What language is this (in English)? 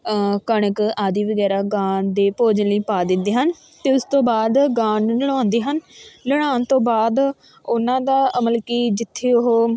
Punjabi